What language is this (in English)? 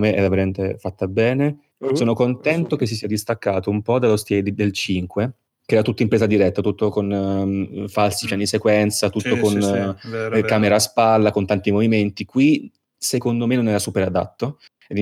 Italian